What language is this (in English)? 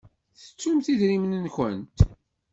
Kabyle